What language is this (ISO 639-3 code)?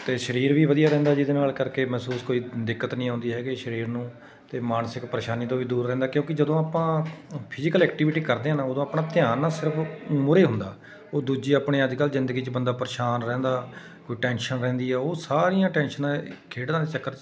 pan